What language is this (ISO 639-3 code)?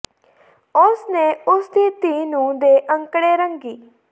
pan